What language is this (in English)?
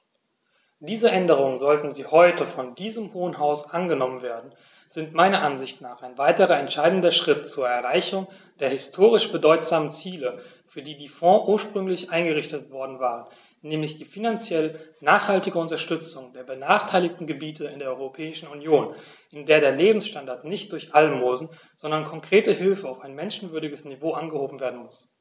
German